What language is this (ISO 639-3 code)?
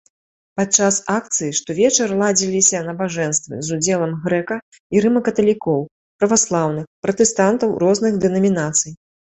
bel